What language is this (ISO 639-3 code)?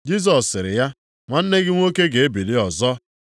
ibo